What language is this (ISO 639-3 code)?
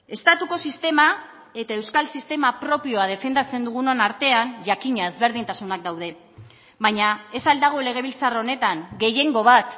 eus